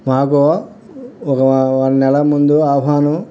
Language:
Telugu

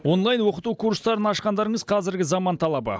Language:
Kazakh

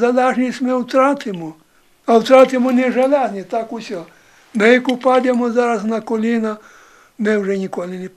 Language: Ukrainian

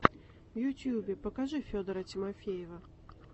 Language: Russian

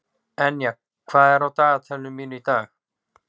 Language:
Icelandic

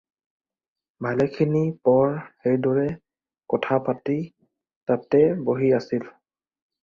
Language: Assamese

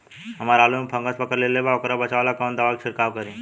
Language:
Bhojpuri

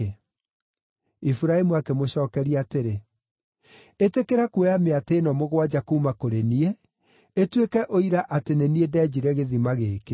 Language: Kikuyu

